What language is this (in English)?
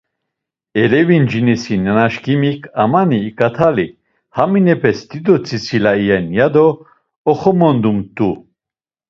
Laz